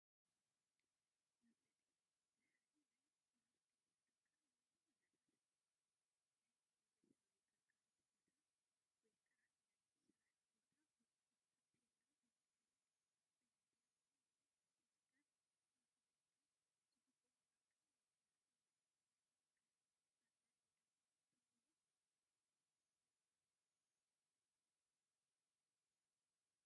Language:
Tigrinya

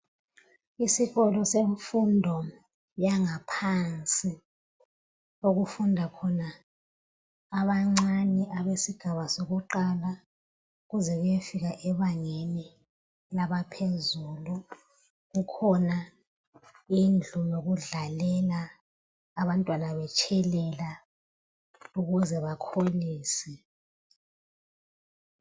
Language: North Ndebele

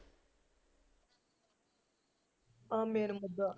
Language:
Punjabi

